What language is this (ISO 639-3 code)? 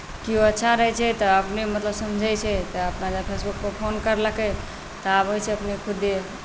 mai